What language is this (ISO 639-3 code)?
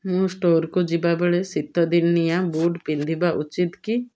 ori